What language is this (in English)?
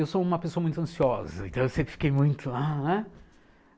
Portuguese